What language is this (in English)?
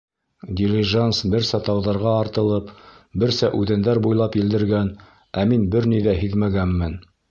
Bashkir